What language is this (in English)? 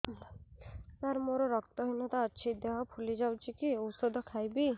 Odia